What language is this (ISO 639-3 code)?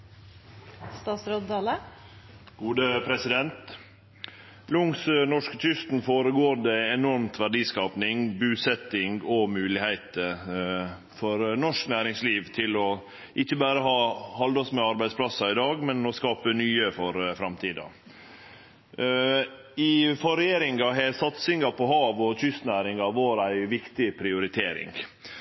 nno